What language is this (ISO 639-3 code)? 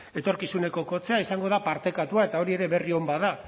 eus